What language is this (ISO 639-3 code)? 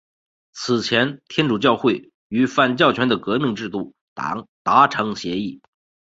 zho